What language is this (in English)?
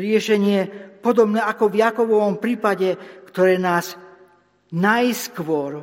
Slovak